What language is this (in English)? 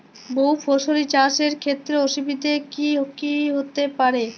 Bangla